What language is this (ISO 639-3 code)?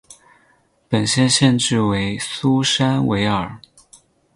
zho